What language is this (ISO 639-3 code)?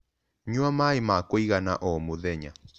kik